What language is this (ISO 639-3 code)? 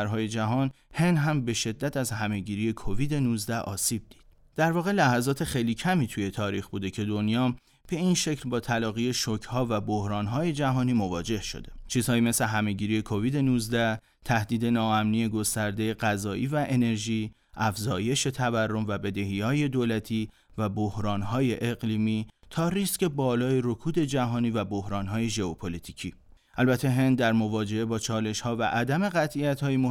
fas